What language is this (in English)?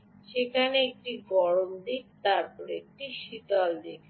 Bangla